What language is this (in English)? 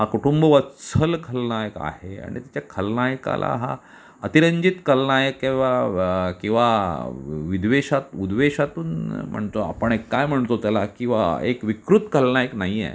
Marathi